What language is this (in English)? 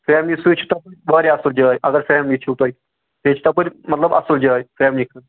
Kashmiri